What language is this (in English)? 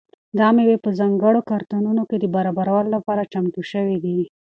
Pashto